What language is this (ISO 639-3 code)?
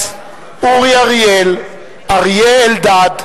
heb